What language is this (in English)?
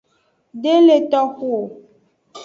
Aja (Benin)